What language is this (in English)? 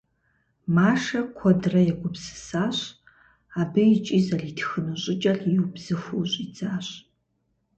Kabardian